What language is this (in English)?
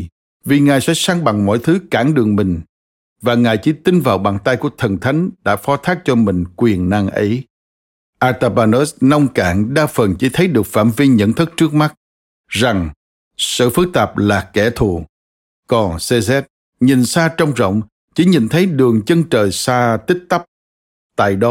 Vietnamese